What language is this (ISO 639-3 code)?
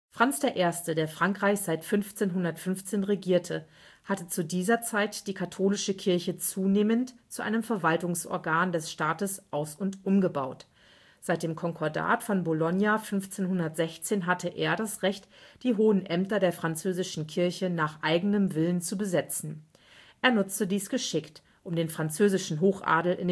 deu